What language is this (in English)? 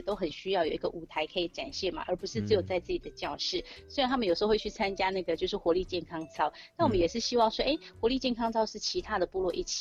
Chinese